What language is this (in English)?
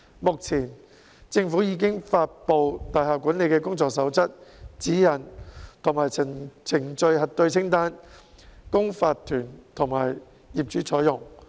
Cantonese